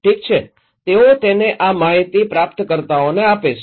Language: Gujarati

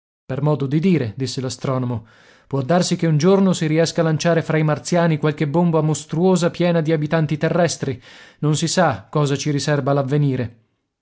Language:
Italian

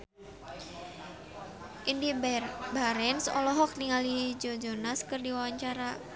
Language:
Sundanese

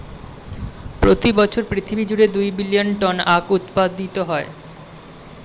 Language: Bangla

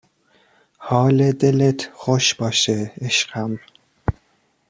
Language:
Persian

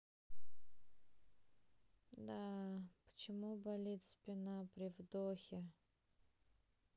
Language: Russian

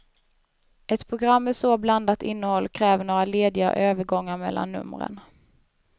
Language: Swedish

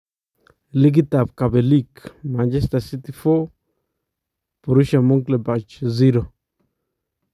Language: Kalenjin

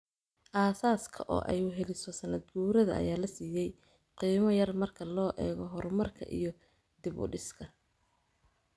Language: Somali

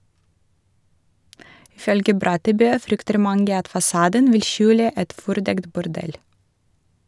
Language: Norwegian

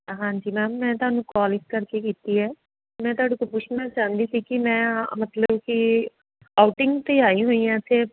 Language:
Punjabi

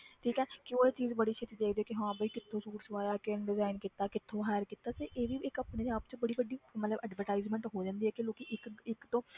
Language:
Punjabi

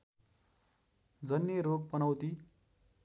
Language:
Nepali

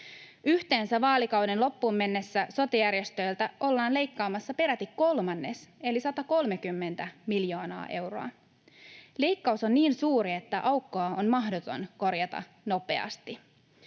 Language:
Finnish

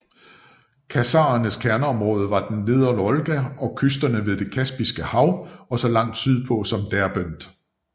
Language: Danish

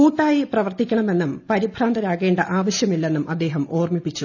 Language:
Malayalam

